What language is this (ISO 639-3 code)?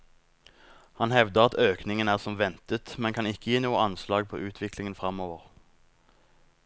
nor